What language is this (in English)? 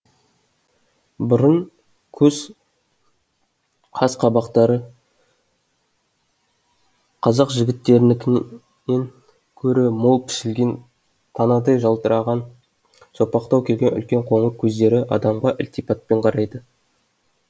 Kazakh